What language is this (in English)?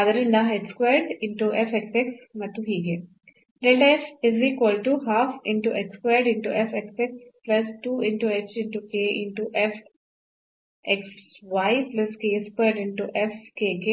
Kannada